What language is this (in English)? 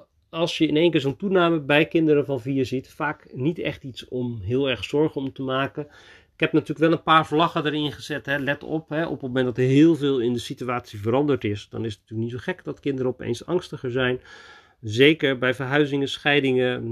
Dutch